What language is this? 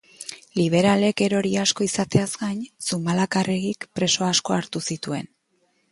Basque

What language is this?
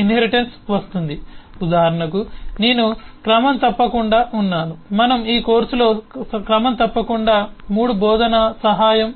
Telugu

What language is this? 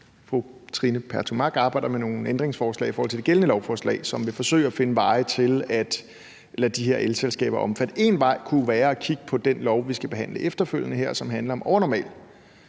Danish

